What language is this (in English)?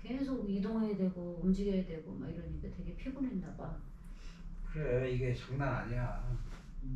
Korean